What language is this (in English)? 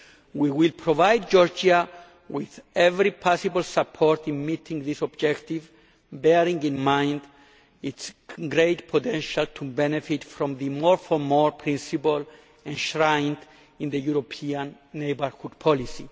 English